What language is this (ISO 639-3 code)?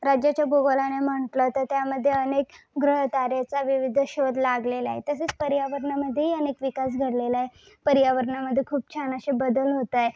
mar